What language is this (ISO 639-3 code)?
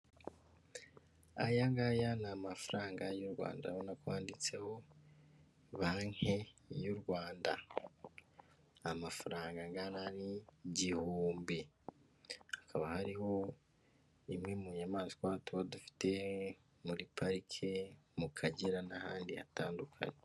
kin